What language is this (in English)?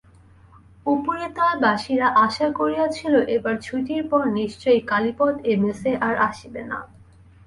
Bangla